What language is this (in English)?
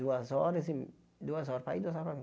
Portuguese